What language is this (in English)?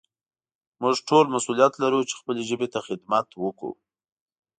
Pashto